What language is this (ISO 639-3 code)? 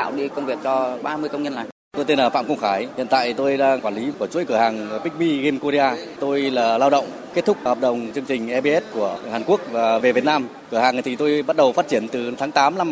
vie